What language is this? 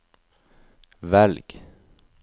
Norwegian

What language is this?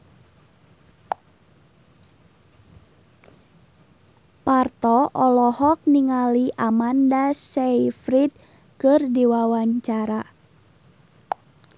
Sundanese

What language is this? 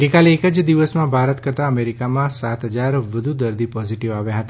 Gujarati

